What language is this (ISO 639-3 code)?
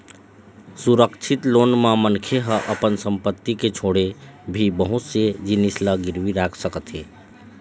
hne